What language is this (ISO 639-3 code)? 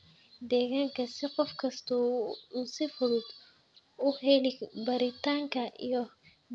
som